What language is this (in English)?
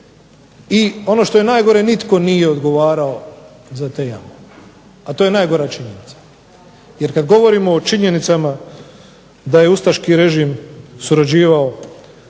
Croatian